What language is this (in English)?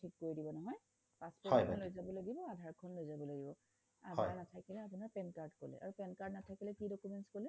Assamese